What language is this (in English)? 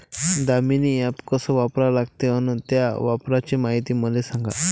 Marathi